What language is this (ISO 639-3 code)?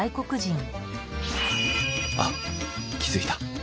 jpn